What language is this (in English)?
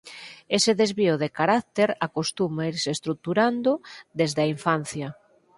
Galician